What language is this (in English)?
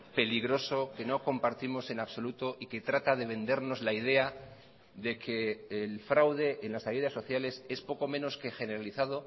Spanish